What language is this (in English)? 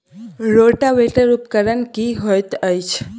Maithili